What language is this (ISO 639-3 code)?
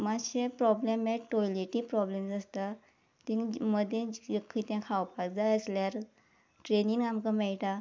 kok